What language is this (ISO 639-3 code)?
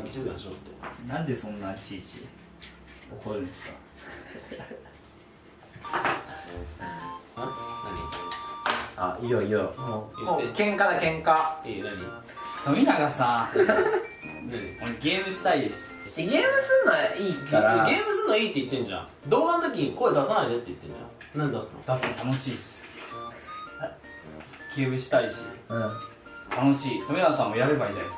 jpn